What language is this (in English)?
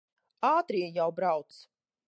Latvian